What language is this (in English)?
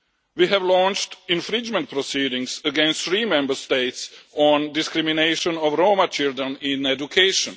English